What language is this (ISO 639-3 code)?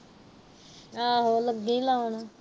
pan